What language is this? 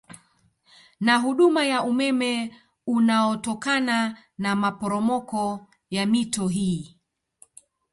Swahili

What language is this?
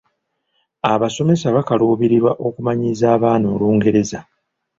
Ganda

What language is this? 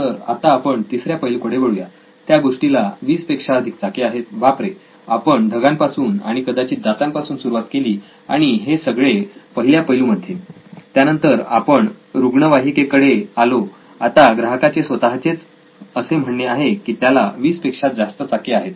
Marathi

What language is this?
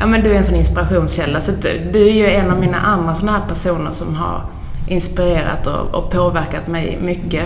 Swedish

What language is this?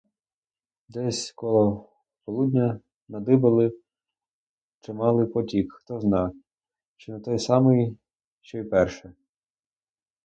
Ukrainian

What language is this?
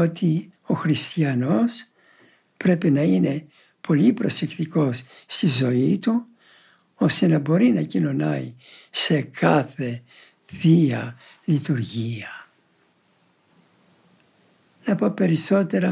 Greek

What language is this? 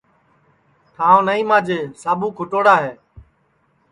Sansi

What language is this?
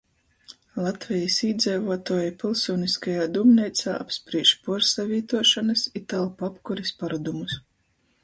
Latgalian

